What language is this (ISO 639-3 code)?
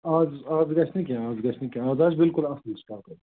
kas